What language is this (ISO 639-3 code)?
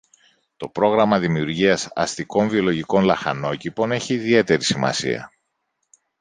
ell